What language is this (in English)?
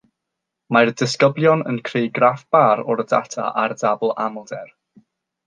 Welsh